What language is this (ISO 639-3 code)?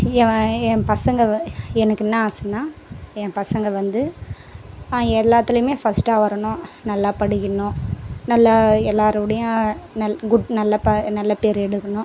tam